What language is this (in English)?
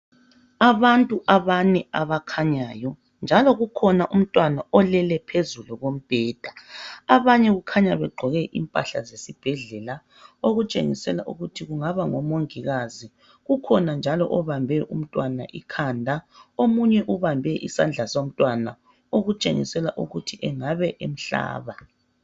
North Ndebele